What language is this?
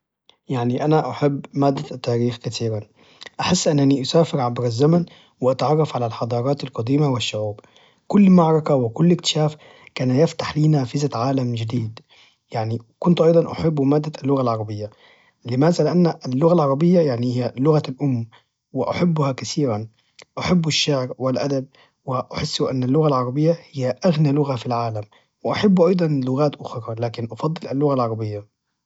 Najdi Arabic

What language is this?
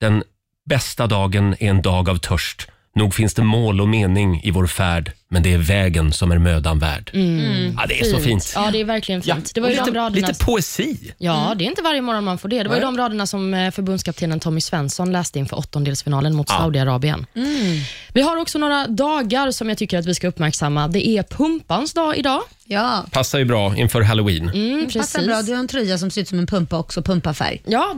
Swedish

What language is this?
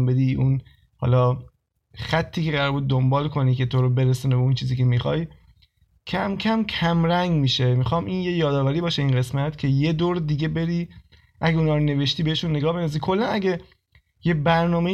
Persian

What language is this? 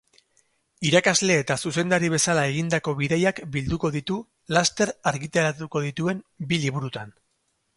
Basque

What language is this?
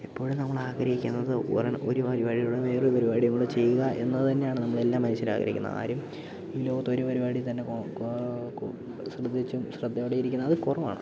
Malayalam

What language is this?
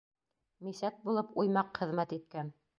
Bashkir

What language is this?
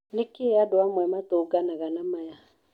Kikuyu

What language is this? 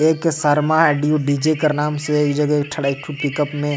Sadri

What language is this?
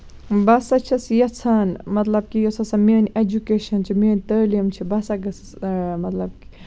Kashmiri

